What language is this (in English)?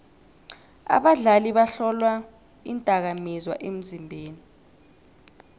South Ndebele